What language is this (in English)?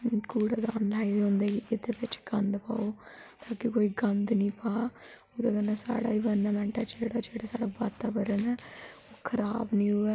Dogri